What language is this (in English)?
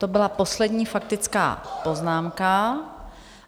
Czech